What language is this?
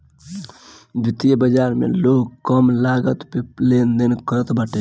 Bhojpuri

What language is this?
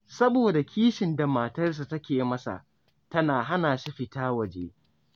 Hausa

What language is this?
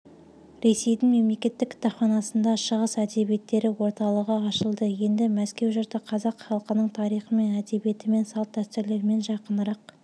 Kazakh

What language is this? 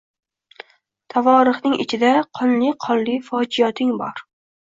Uzbek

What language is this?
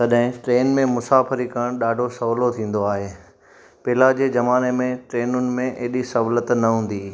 Sindhi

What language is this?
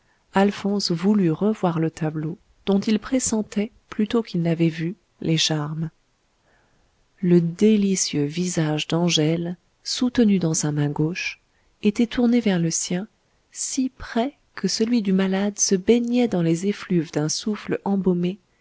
French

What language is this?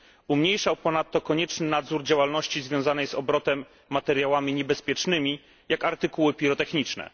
Polish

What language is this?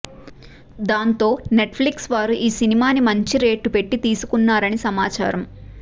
Telugu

